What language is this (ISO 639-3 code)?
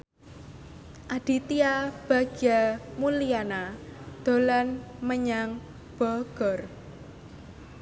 jav